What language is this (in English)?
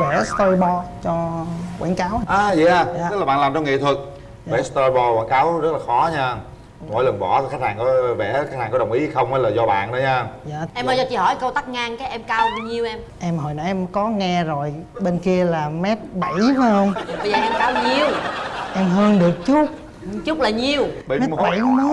Vietnamese